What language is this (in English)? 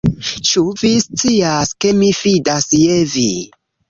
Esperanto